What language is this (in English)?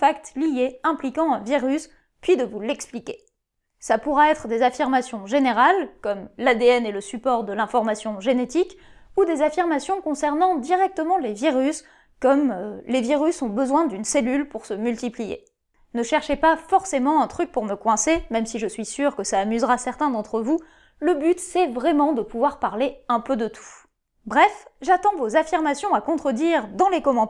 French